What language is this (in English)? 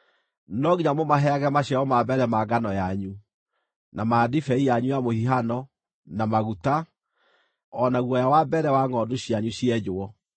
Kikuyu